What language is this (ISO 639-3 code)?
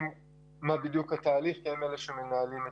heb